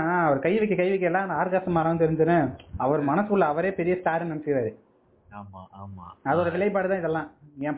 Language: Tamil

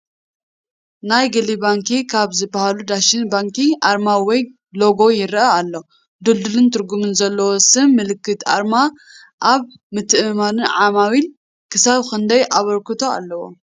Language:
Tigrinya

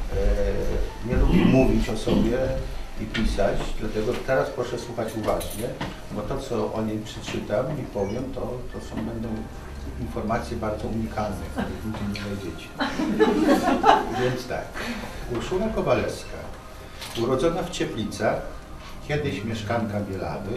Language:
Polish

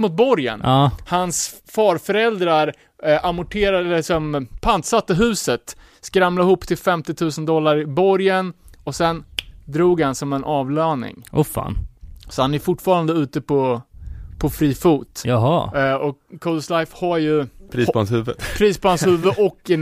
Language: Swedish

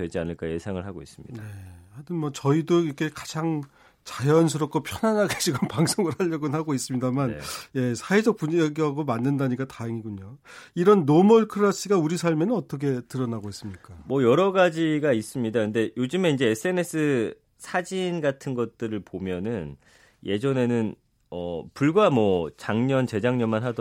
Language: Korean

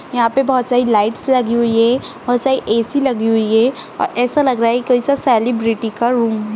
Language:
Kumaoni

